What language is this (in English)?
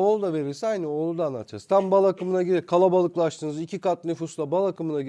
Turkish